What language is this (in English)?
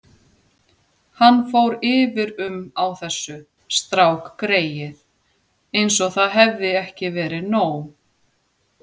Icelandic